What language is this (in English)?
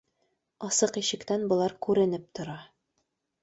Bashkir